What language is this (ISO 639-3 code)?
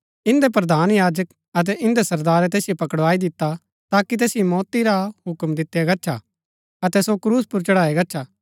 gbk